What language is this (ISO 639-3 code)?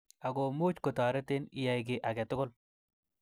kln